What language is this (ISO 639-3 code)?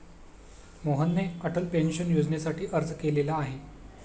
mar